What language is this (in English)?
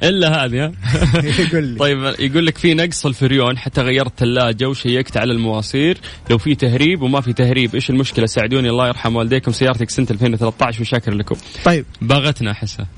Arabic